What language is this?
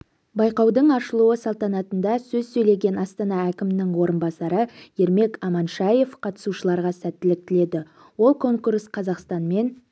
Kazakh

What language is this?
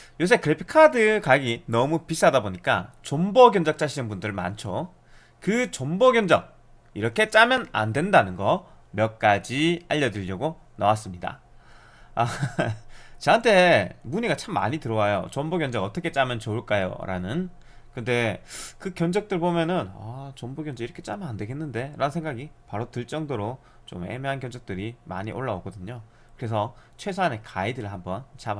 Korean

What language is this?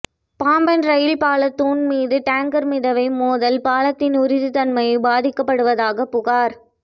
Tamil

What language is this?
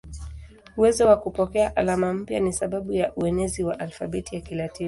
Swahili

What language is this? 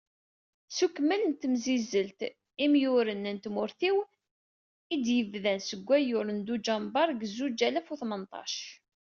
Kabyle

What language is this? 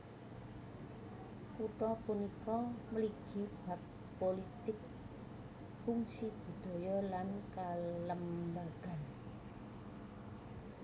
Javanese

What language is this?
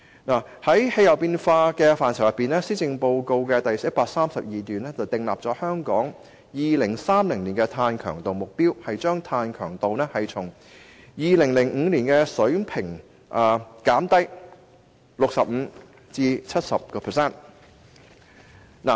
Cantonese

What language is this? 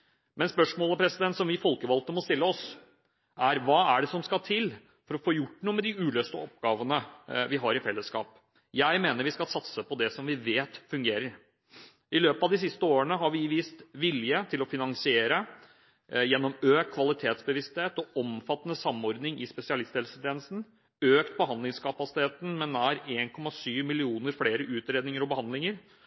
Norwegian Bokmål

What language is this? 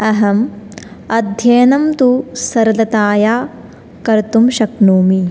Sanskrit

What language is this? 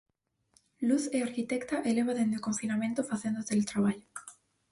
Galician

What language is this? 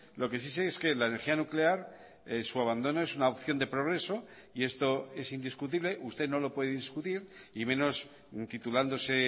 Spanish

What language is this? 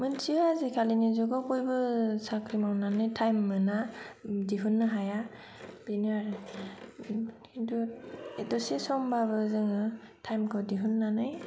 Bodo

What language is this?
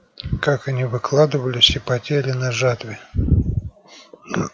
Russian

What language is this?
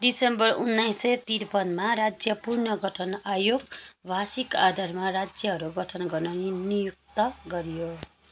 Nepali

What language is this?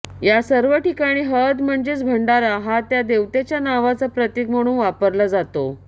Marathi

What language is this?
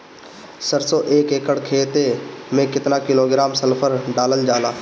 Bhojpuri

